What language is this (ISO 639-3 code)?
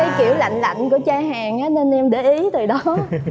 vie